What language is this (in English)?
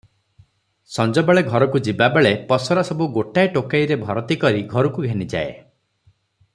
Odia